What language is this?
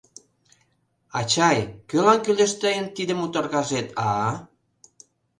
Mari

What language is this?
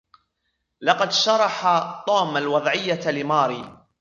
Arabic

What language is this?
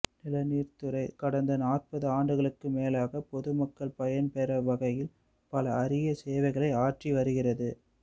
Tamil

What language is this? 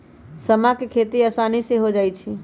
Magahi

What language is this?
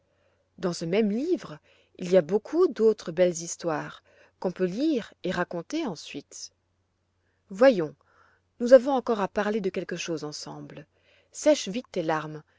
French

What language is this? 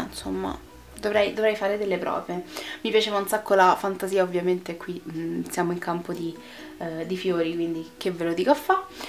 Italian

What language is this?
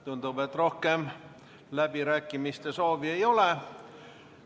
Estonian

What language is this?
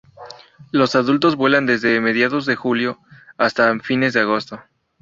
Spanish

